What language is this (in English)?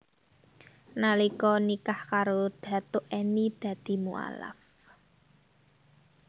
Javanese